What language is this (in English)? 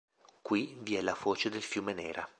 Italian